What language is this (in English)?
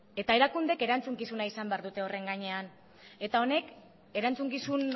Basque